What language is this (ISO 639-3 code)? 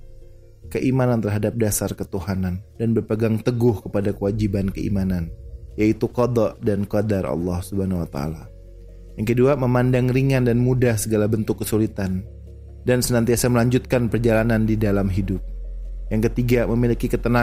ind